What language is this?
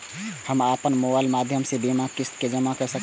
Maithili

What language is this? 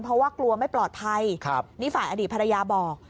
Thai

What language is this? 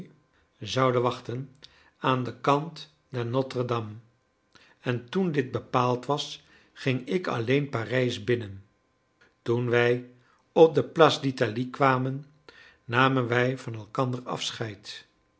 Dutch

